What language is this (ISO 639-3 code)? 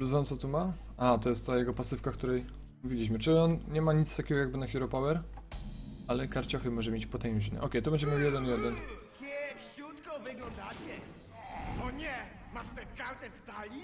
pol